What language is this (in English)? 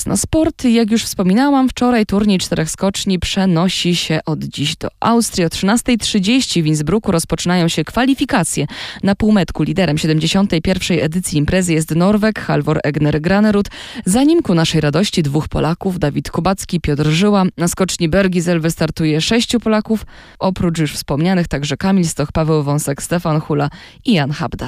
Polish